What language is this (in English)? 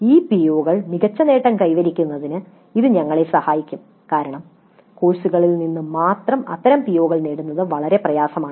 Malayalam